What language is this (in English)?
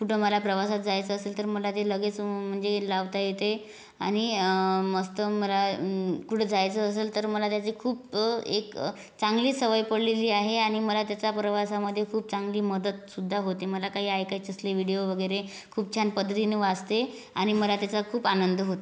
Marathi